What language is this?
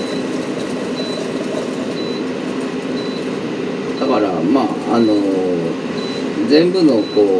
Japanese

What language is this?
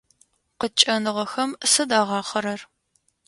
Adyghe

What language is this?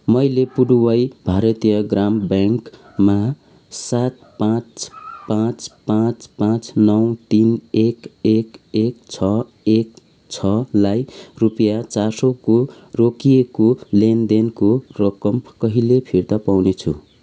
Nepali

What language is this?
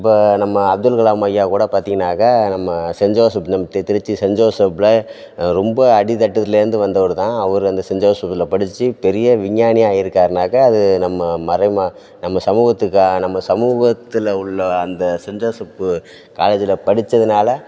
Tamil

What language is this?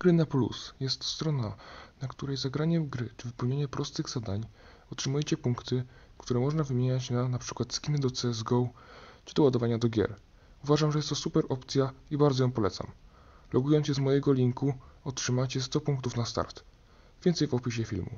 Polish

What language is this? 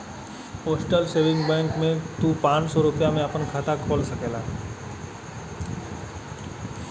Bhojpuri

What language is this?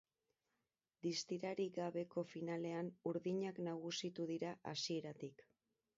Basque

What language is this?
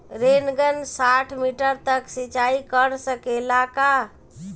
Bhojpuri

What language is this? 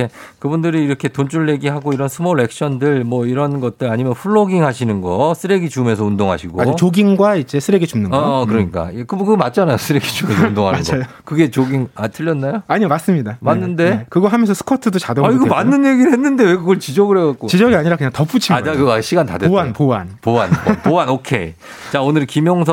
Korean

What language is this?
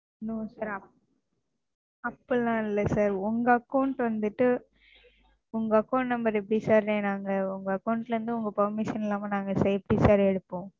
Tamil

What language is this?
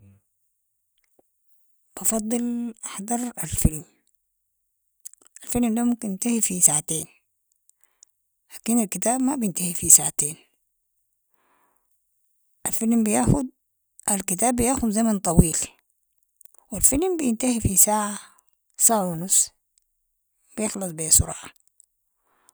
Sudanese Arabic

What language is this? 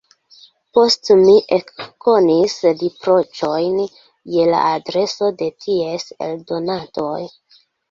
Esperanto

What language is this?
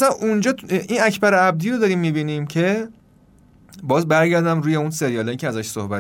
Persian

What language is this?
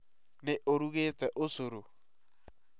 Kikuyu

